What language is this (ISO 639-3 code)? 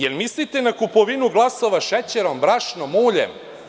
srp